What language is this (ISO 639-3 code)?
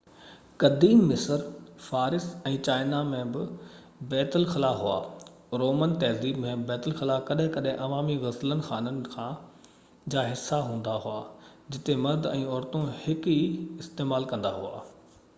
snd